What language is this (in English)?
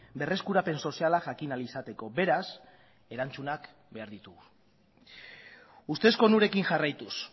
Basque